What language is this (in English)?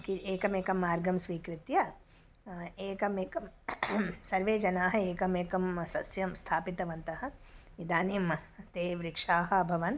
Sanskrit